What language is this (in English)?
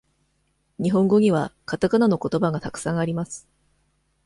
Japanese